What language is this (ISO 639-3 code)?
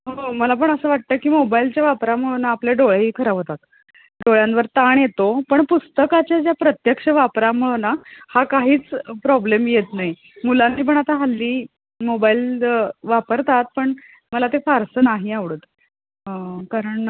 mar